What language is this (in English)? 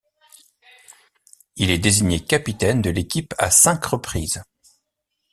French